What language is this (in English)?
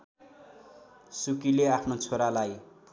Nepali